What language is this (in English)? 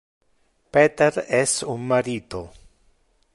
Interlingua